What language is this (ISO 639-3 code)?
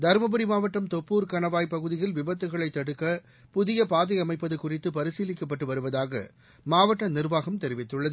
tam